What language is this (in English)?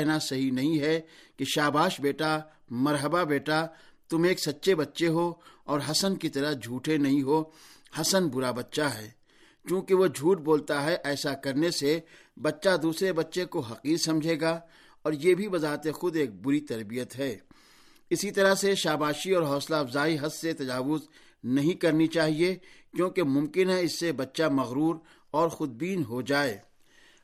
Urdu